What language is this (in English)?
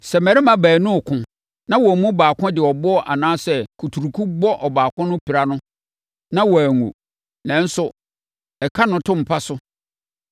Akan